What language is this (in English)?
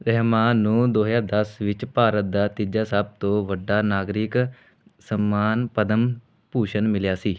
Punjabi